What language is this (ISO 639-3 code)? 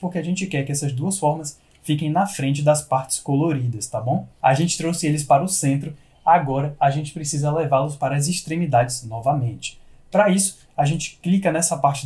por